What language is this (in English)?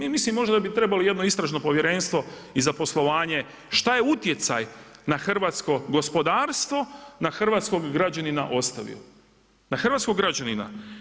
Croatian